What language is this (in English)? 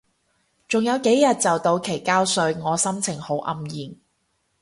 Cantonese